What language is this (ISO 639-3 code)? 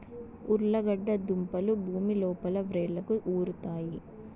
tel